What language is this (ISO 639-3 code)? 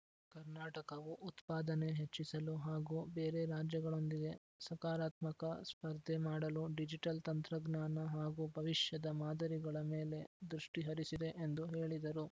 kan